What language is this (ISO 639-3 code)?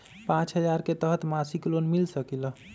mag